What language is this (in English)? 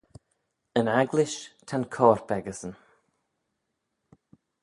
Manx